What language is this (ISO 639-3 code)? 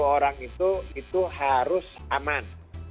ind